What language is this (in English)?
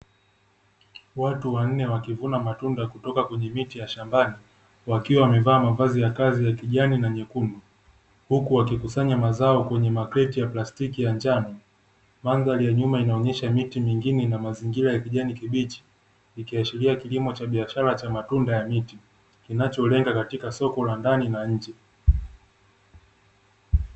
Swahili